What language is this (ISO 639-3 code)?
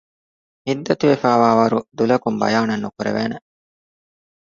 div